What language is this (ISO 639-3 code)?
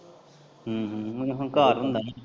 pan